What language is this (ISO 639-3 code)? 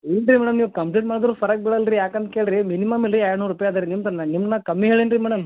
kan